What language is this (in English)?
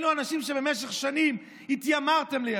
Hebrew